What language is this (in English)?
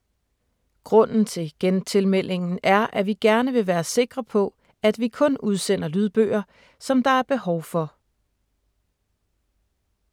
Danish